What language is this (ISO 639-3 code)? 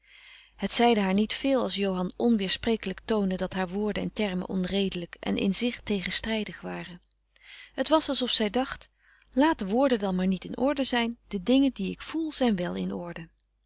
nld